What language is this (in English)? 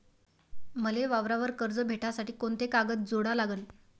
Marathi